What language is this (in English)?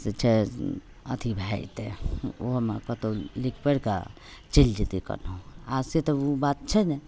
Maithili